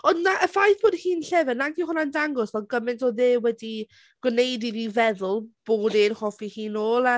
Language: Welsh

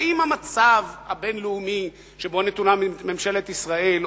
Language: Hebrew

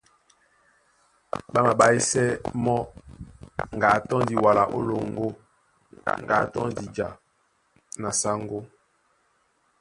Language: Duala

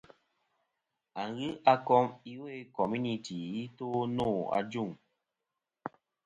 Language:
Kom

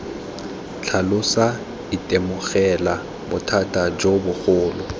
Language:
Tswana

